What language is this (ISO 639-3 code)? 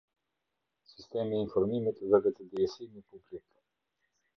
sqi